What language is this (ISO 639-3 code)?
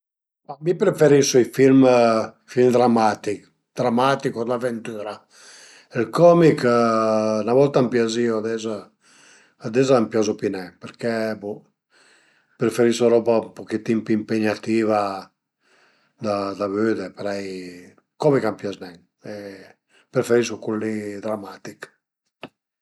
pms